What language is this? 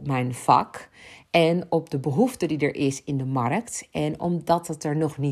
Dutch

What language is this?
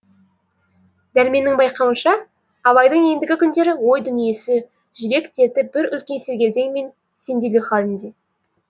Kazakh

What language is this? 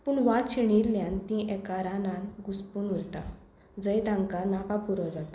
Konkani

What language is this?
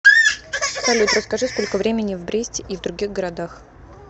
Russian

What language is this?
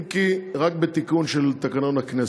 Hebrew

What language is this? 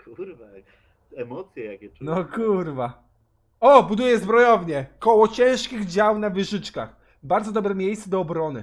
Polish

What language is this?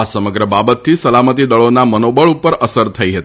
Gujarati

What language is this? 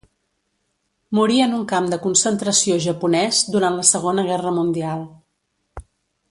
Catalan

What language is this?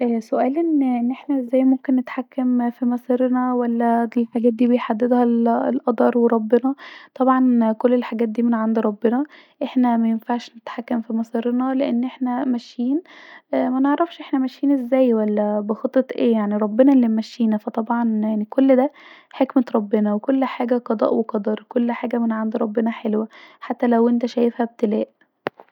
Egyptian Arabic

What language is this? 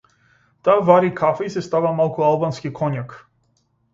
Macedonian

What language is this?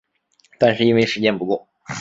Chinese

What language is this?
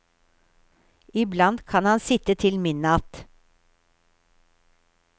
Norwegian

